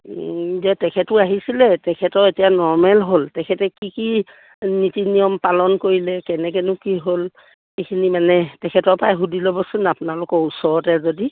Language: Assamese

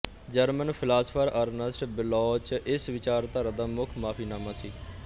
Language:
Punjabi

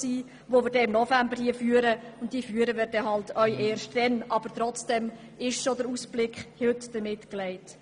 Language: Swiss German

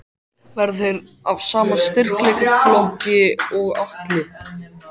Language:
Icelandic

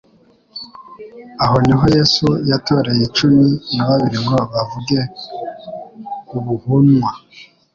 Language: Kinyarwanda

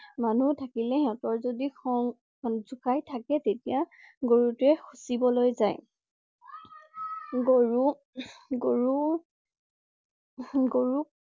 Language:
Assamese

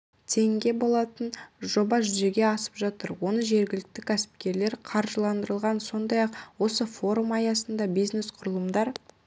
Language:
Kazakh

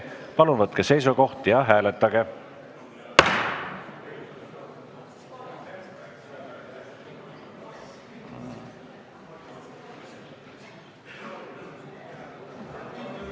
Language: Estonian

